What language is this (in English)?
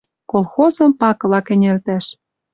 Western Mari